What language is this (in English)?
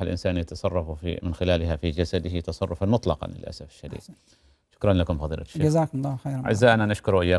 Arabic